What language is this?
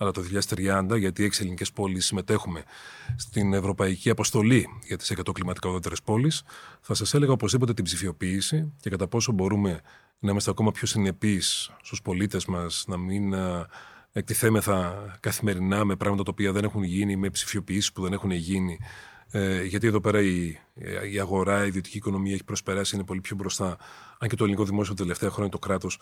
Greek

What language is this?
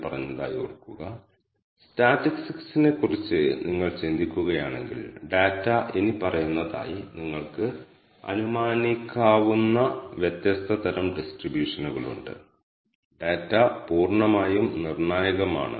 Malayalam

